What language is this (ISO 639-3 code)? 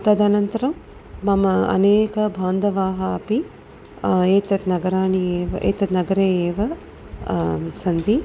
san